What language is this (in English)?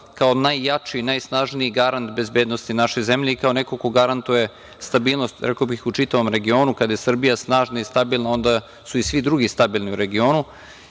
Serbian